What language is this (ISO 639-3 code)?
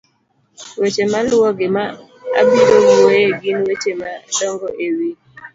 luo